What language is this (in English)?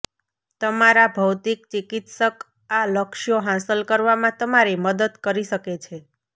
Gujarati